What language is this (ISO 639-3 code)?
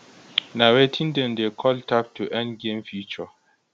pcm